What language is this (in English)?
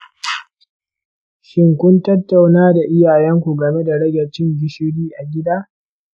Hausa